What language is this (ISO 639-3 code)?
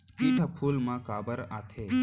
hne